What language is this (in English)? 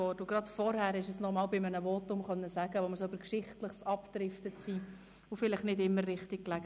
Swiss German